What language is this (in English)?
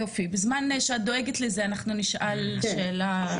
Hebrew